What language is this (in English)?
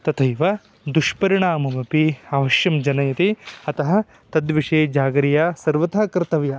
Sanskrit